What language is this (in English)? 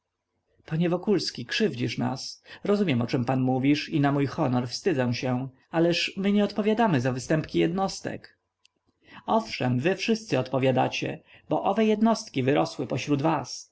Polish